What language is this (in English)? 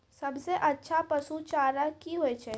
Maithili